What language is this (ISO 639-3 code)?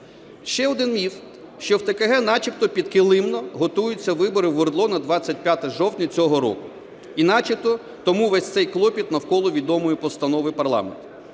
ukr